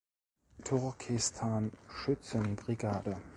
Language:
German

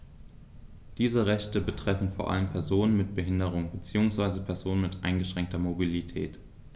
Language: German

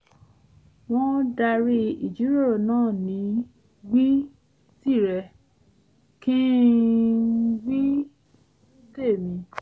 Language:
Yoruba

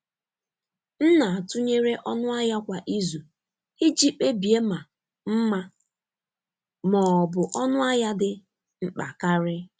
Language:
Igbo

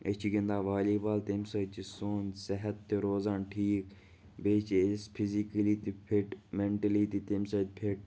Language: Kashmiri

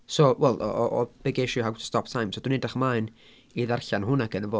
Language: Welsh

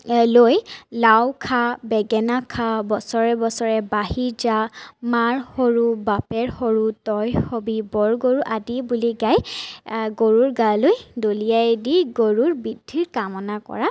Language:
Assamese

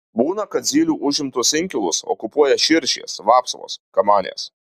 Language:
Lithuanian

